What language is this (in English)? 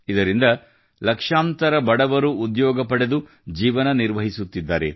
Kannada